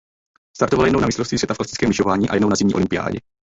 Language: Czech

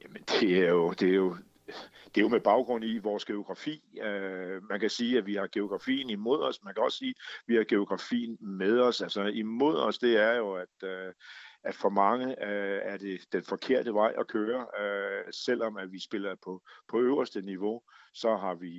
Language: Danish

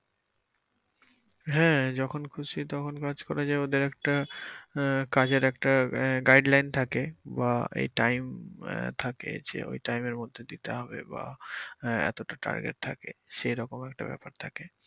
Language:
Bangla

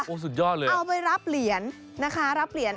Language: Thai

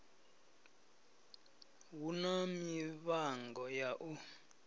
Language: Venda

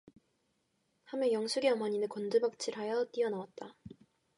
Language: Korean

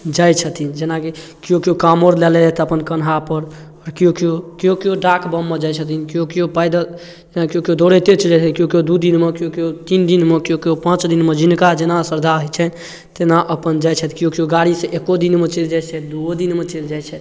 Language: Maithili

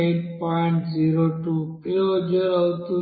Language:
Telugu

